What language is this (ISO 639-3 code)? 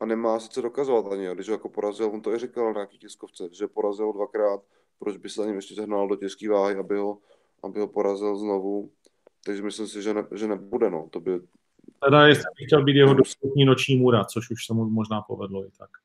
ces